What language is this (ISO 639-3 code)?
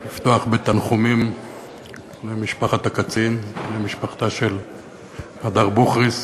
heb